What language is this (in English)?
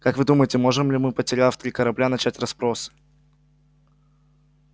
Russian